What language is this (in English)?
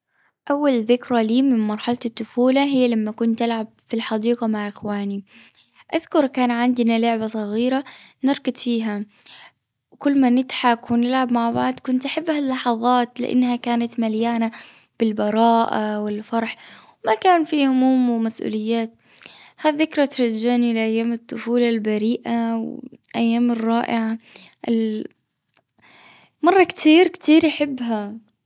Gulf Arabic